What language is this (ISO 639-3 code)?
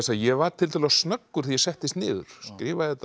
isl